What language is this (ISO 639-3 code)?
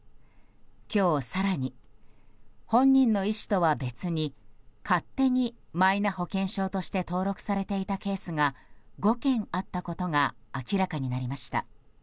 jpn